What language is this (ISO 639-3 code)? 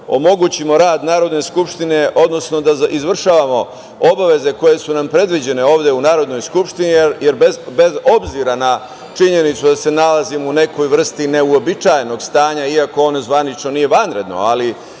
srp